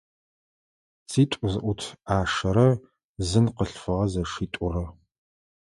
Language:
Adyghe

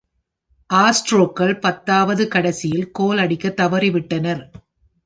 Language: Tamil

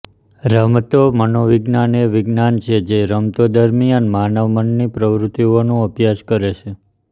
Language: Gujarati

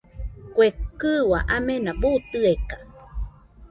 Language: Nüpode Huitoto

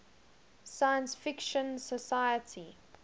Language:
English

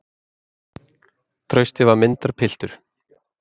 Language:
Icelandic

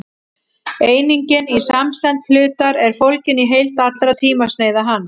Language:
Icelandic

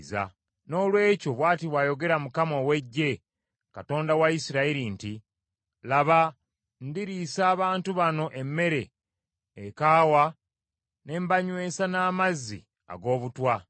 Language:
Ganda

